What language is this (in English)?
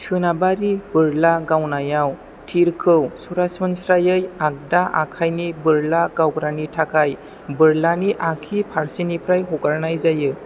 Bodo